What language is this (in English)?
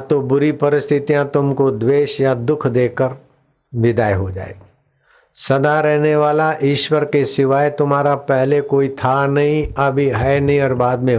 Hindi